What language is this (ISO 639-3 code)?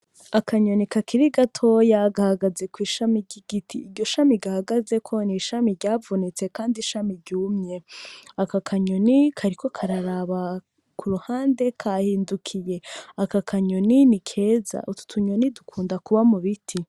run